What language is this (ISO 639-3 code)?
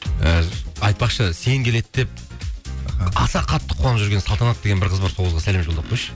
kaz